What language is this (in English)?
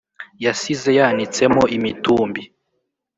Kinyarwanda